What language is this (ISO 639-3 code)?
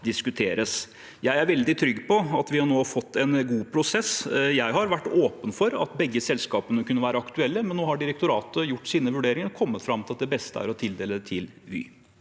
nor